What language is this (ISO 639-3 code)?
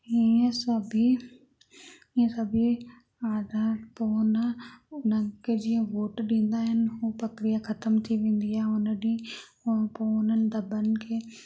snd